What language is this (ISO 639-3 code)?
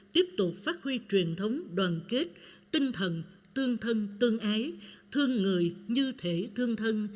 vie